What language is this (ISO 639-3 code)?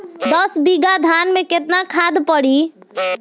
bho